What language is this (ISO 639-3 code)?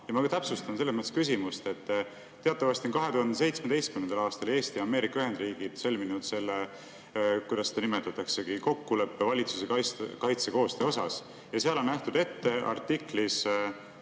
est